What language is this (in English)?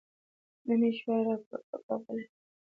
Pashto